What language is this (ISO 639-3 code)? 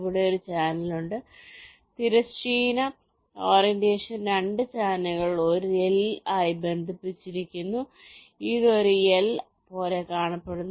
mal